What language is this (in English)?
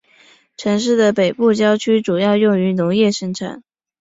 Chinese